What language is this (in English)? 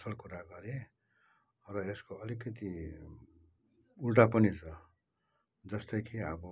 Nepali